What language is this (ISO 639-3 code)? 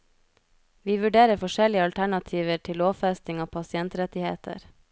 nor